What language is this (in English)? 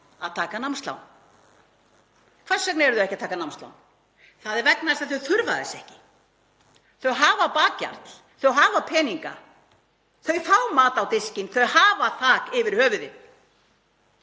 Icelandic